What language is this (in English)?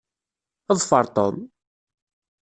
Kabyle